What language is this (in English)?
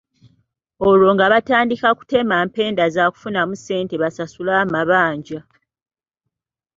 Ganda